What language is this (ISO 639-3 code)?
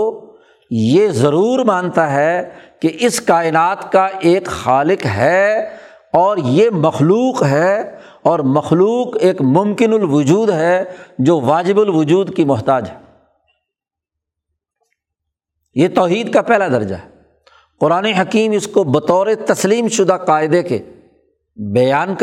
urd